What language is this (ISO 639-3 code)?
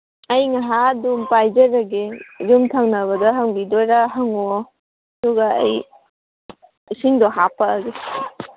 mni